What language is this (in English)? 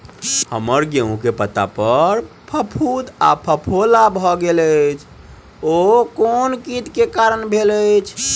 Maithili